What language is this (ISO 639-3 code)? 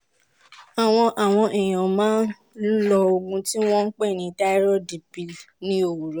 yor